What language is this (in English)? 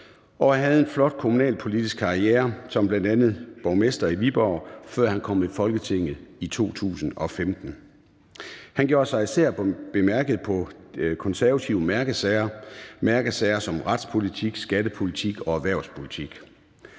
Danish